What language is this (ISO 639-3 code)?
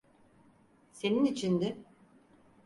tur